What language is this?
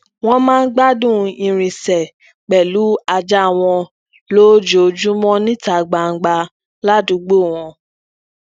Yoruba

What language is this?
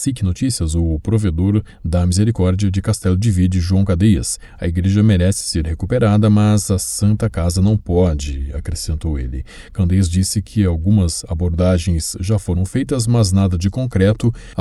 Portuguese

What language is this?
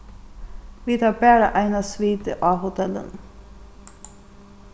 Faroese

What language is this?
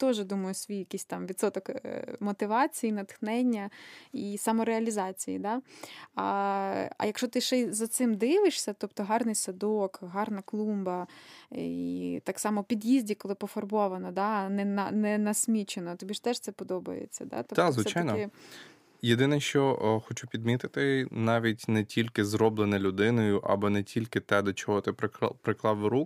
Ukrainian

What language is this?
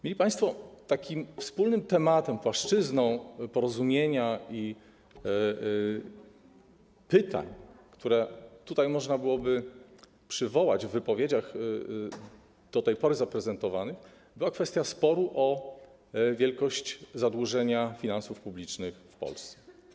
Polish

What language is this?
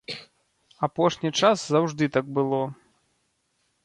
Belarusian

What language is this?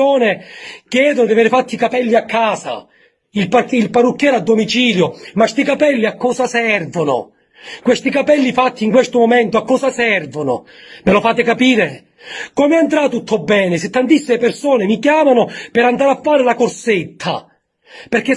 Italian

